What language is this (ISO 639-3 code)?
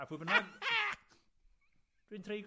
cym